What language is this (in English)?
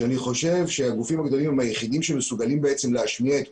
Hebrew